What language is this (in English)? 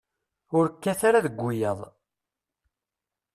Kabyle